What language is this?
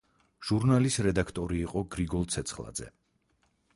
Georgian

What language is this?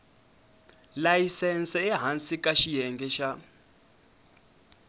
Tsonga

